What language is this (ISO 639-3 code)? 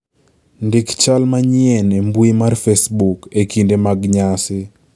luo